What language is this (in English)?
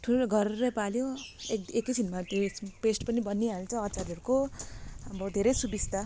Nepali